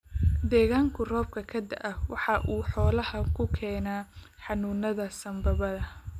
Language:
Somali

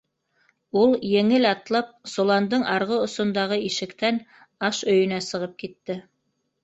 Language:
Bashkir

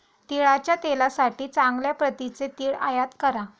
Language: Marathi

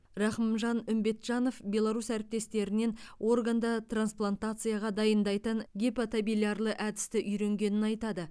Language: Kazakh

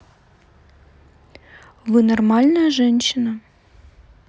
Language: Russian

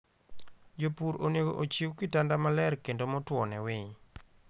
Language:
Luo (Kenya and Tanzania)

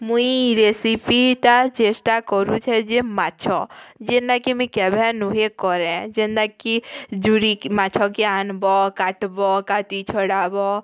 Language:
Odia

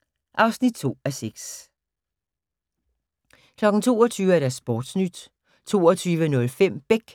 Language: Danish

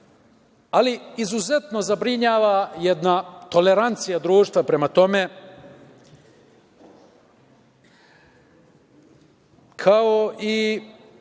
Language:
Serbian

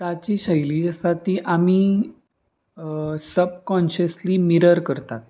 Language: Konkani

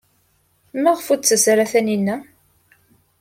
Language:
Kabyle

